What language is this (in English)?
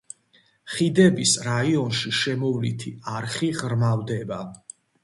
Georgian